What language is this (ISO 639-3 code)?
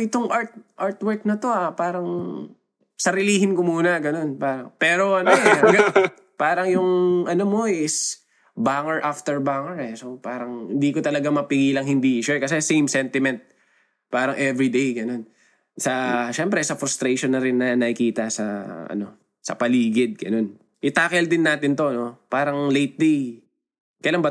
fil